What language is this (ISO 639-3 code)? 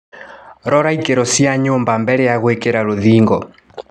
kik